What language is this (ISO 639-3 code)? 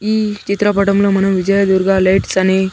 tel